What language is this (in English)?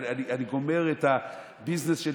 Hebrew